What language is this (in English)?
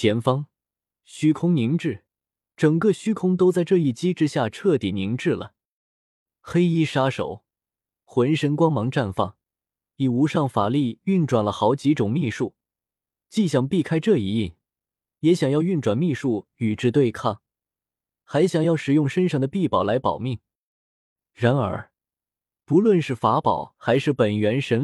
Chinese